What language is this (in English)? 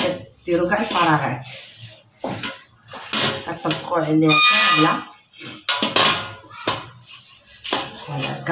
Arabic